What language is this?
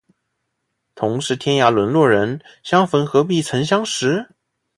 Chinese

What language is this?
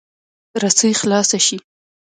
Pashto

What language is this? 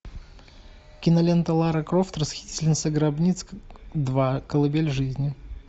Russian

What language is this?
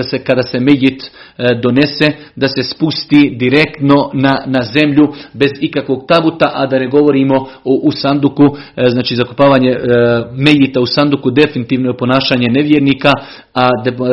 Croatian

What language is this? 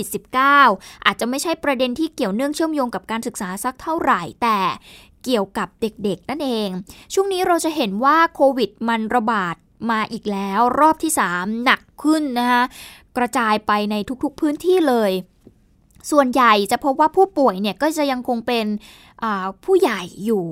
Thai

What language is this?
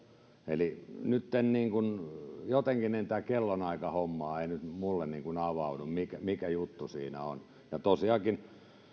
Finnish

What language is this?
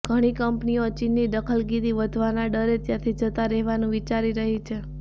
Gujarati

